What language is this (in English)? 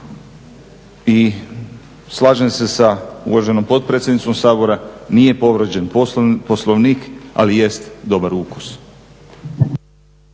Croatian